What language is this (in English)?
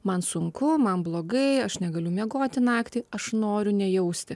Lithuanian